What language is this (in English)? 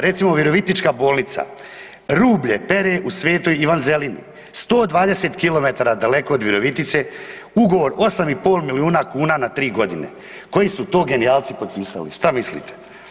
Croatian